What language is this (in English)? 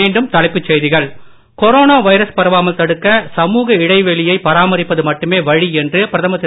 Tamil